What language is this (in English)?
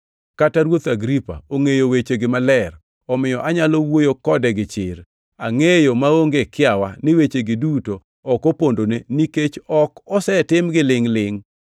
Luo (Kenya and Tanzania)